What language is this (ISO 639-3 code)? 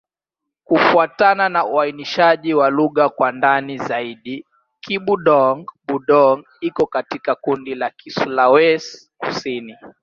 swa